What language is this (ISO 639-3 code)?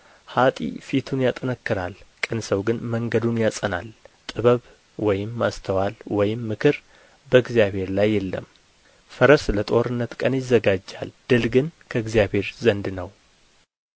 amh